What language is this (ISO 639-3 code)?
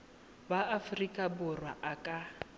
tsn